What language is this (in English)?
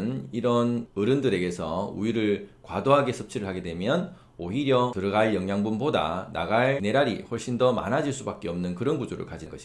Korean